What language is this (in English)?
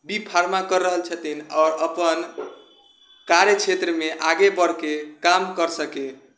Maithili